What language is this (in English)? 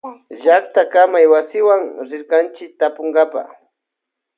Loja Highland Quichua